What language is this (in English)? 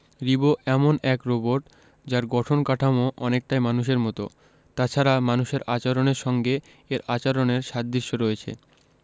Bangla